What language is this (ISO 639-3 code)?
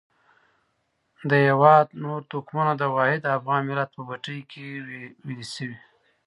pus